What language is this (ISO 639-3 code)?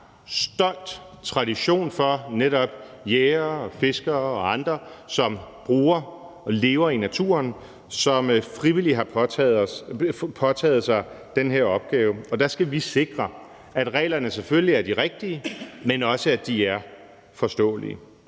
dan